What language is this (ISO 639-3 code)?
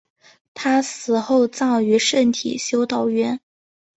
zho